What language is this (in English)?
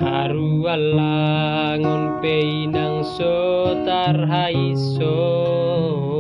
Indonesian